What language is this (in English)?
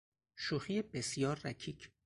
Persian